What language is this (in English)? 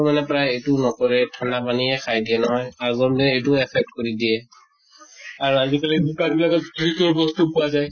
Assamese